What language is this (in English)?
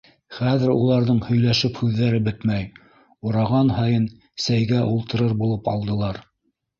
Bashkir